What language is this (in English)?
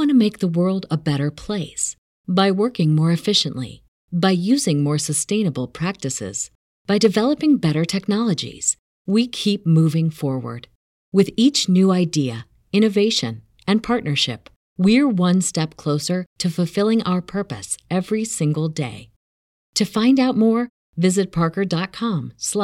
English